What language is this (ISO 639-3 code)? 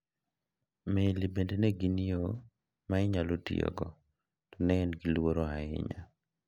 luo